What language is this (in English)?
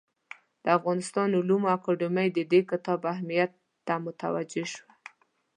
Pashto